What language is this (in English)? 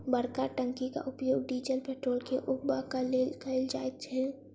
Maithili